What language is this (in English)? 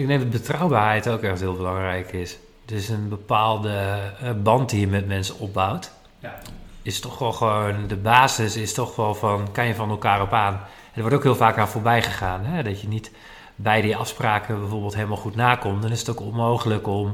Dutch